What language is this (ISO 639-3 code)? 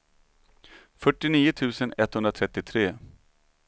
swe